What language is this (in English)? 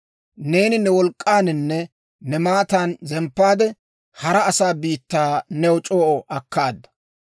Dawro